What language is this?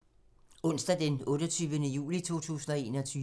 Danish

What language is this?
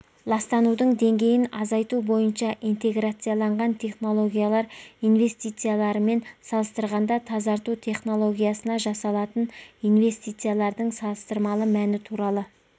Kazakh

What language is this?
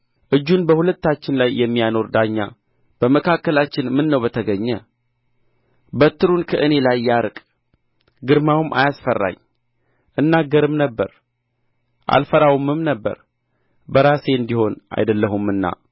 Amharic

